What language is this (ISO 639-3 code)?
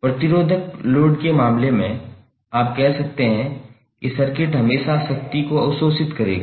hin